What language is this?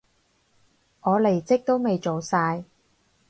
Cantonese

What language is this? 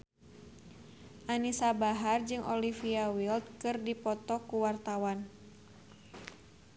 Sundanese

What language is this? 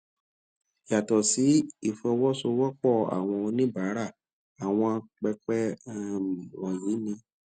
Yoruba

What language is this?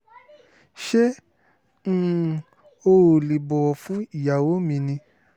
Yoruba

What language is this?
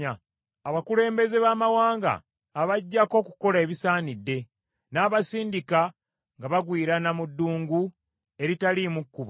Ganda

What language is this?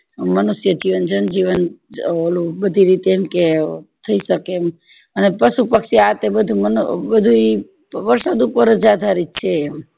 Gujarati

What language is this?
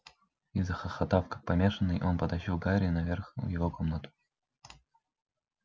Russian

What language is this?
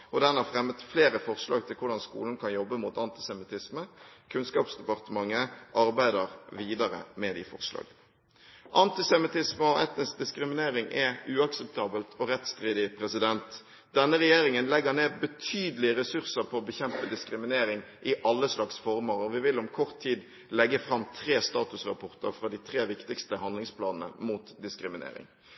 Norwegian Bokmål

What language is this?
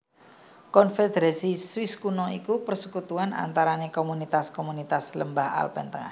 Javanese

